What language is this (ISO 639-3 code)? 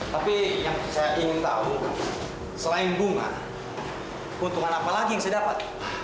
ind